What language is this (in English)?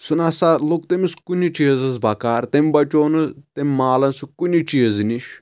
Kashmiri